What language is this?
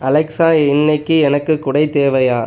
Tamil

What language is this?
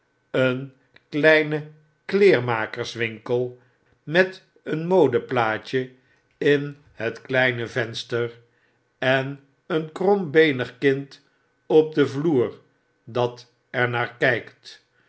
Dutch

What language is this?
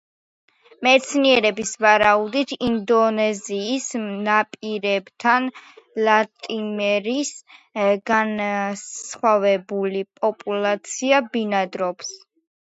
Georgian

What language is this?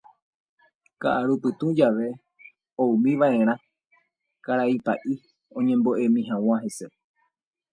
Guarani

